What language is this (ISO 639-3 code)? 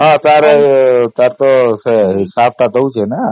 ori